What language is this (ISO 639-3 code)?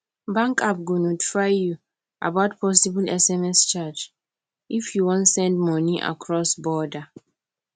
pcm